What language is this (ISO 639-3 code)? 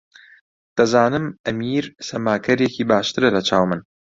ckb